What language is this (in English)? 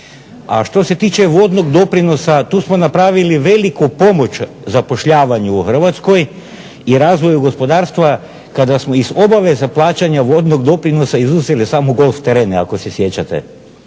Croatian